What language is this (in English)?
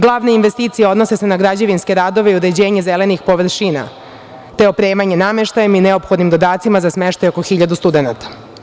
Serbian